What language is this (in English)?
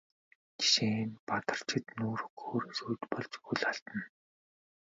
Mongolian